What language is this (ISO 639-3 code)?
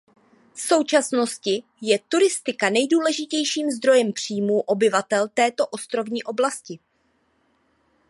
ces